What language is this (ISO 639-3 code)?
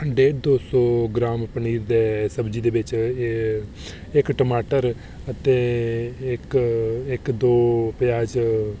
doi